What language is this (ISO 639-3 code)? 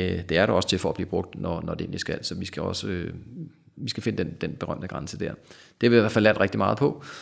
dan